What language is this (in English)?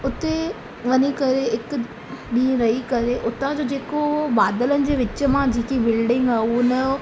Sindhi